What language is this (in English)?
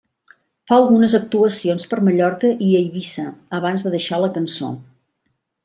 Catalan